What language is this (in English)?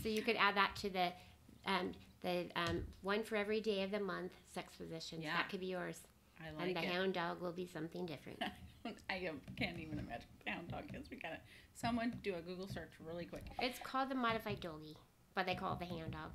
English